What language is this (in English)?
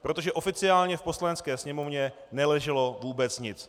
Czech